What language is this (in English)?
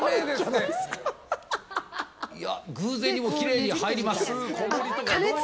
Japanese